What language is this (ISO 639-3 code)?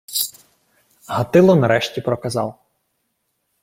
ukr